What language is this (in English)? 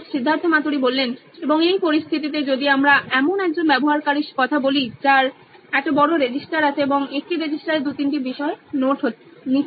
Bangla